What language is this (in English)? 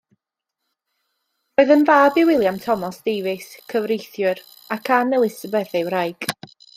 Welsh